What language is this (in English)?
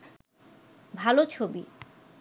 Bangla